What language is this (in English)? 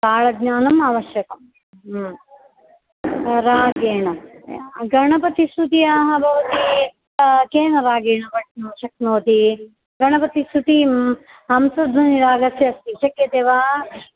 Sanskrit